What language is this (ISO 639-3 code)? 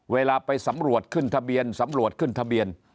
tha